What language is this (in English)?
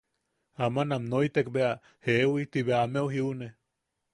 Yaqui